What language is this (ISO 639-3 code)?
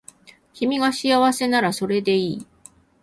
jpn